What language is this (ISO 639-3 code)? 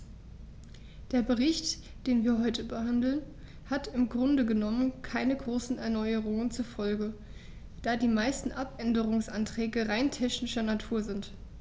deu